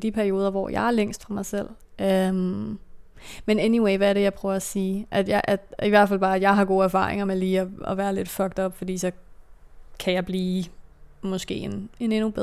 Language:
Danish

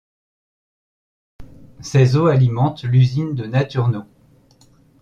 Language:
French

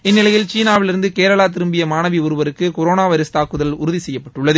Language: Tamil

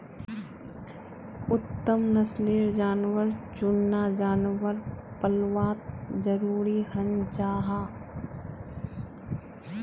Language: Magahi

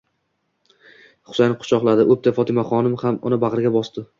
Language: Uzbek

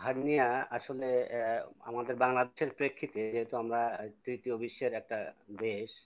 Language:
Indonesian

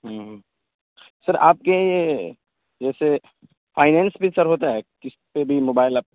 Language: Urdu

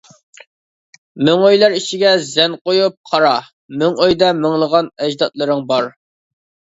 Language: Uyghur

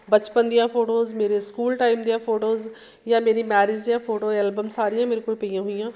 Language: Punjabi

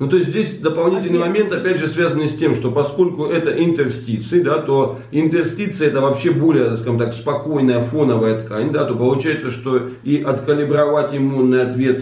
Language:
Russian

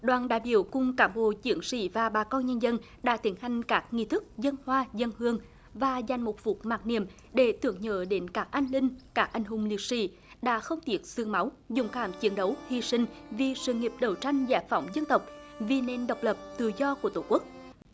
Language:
Vietnamese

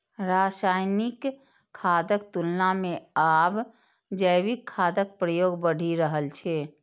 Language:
Maithili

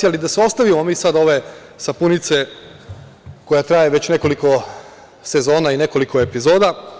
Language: Serbian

